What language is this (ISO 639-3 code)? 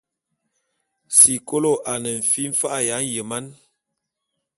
bum